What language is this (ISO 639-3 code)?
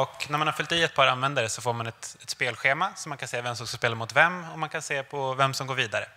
swe